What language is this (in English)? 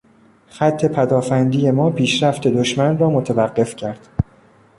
Persian